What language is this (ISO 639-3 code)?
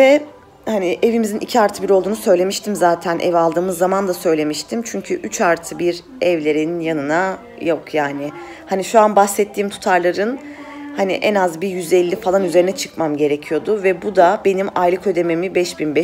tur